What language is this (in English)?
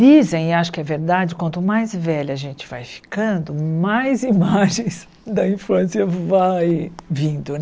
Portuguese